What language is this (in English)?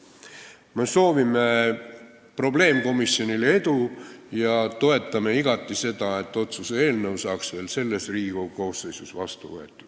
Estonian